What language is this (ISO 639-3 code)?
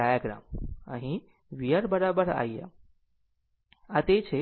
guj